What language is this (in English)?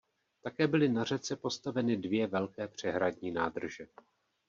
Czech